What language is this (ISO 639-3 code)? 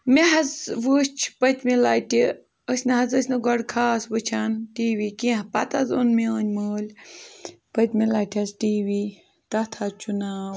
kas